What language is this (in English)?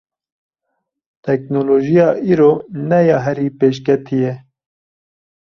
Kurdish